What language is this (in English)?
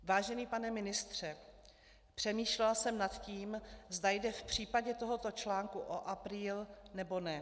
Czech